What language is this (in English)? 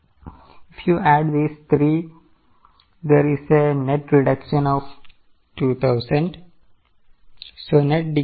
Malayalam